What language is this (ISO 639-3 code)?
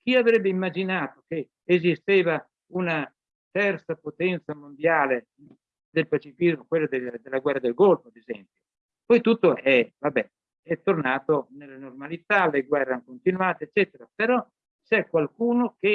ita